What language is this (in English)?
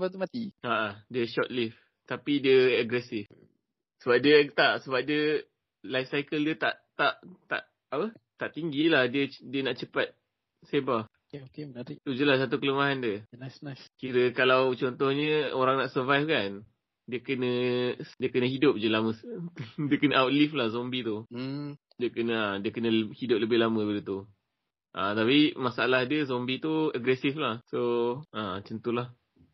Malay